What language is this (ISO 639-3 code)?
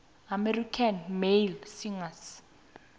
nbl